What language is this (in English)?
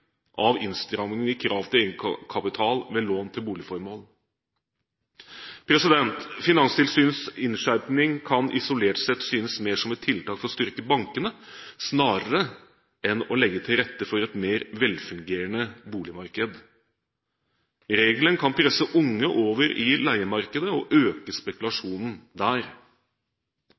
Norwegian Bokmål